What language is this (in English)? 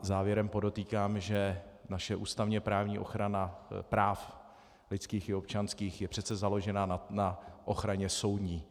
Czech